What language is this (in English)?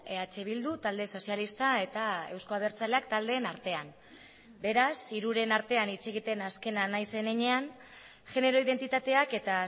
Basque